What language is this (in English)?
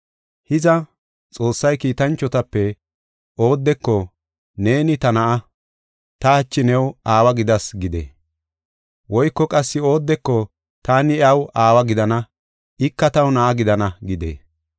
Gofa